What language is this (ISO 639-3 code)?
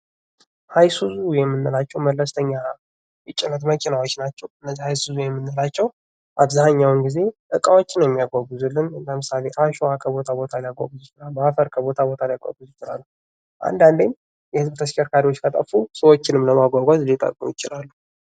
amh